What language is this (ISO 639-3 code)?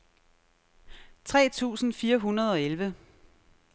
dan